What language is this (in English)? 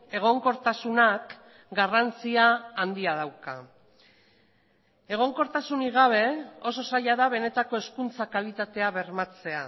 Basque